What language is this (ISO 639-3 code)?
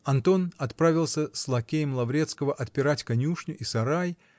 rus